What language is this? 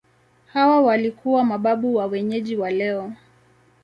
Swahili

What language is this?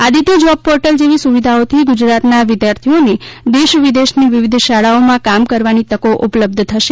Gujarati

